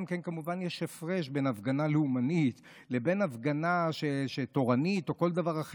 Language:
Hebrew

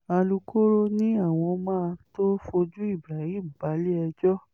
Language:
Yoruba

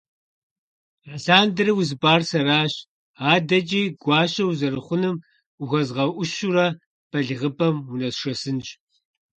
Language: Kabardian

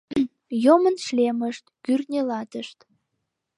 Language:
Mari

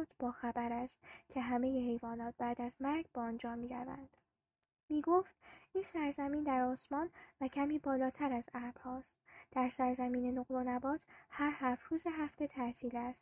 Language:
Persian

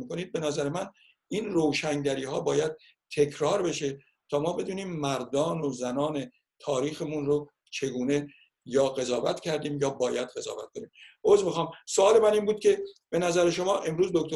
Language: Persian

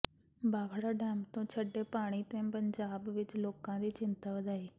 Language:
Punjabi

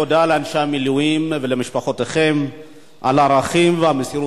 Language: Hebrew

